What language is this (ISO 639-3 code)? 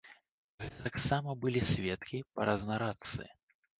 bel